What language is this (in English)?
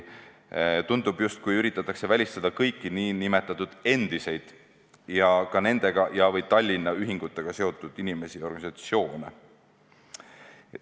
Estonian